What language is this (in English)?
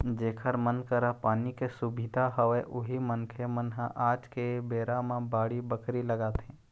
Chhattisgarhi